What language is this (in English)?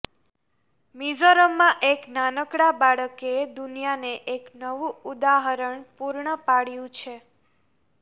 Gujarati